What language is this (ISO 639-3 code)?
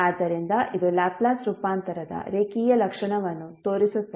kan